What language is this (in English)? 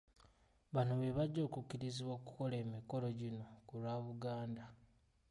Ganda